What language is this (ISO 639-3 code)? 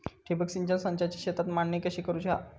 mar